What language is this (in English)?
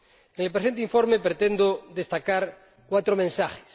Spanish